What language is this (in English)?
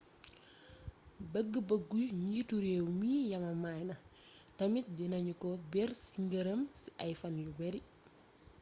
Wolof